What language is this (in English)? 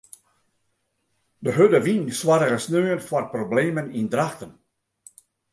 Western Frisian